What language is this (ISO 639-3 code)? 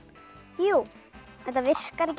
isl